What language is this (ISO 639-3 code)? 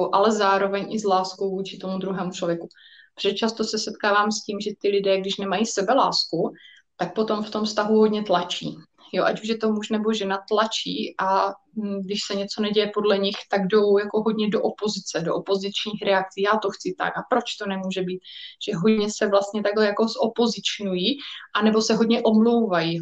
ces